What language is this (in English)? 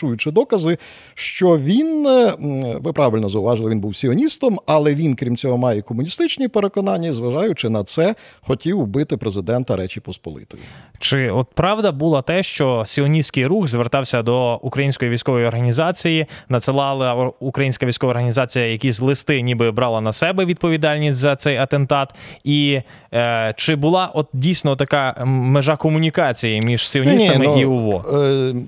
Ukrainian